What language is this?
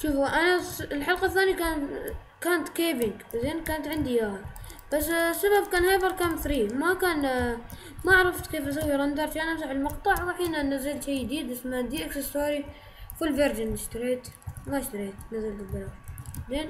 Arabic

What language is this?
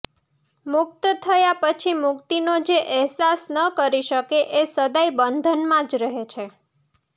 Gujarati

